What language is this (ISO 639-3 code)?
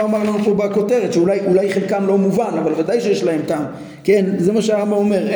heb